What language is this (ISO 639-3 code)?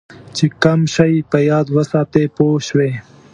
pus